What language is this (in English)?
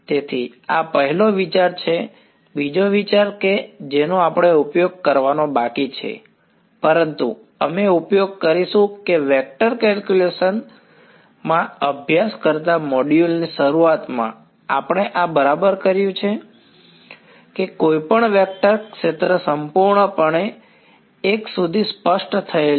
Gujarati